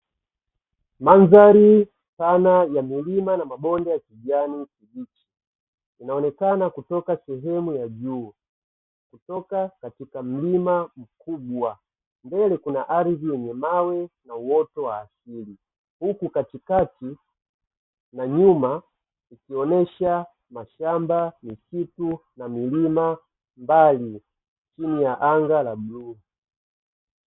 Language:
Swahili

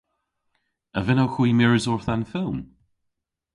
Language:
Cornish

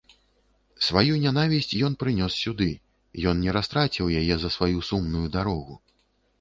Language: Belarusian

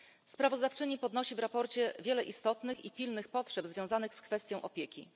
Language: Polish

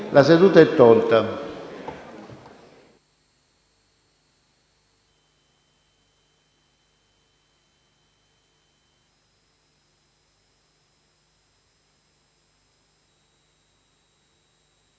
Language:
Italian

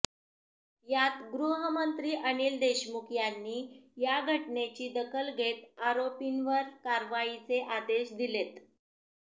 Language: Marathi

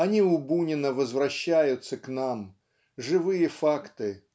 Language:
Russian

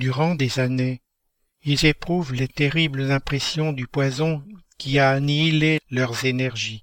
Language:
French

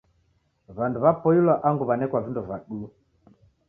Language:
Taita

